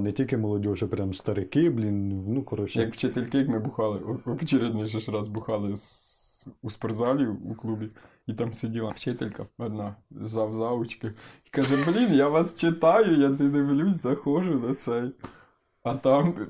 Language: Ukrainian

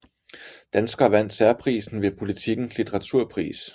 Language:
Danish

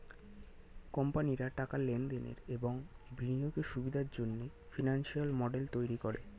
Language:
Bangla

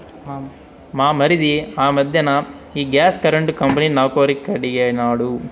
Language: Telugu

